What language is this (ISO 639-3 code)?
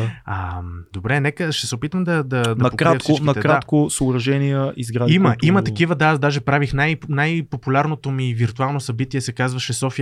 bul